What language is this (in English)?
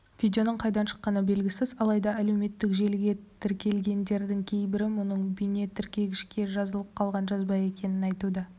Kazakh